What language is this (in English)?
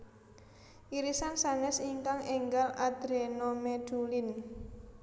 Javanese